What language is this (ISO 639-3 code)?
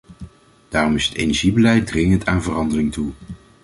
nld